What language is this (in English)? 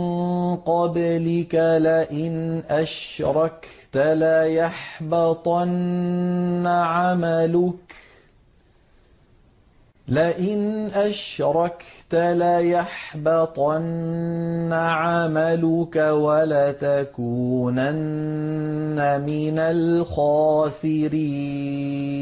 Arabic